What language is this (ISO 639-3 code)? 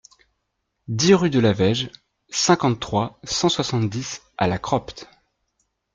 fra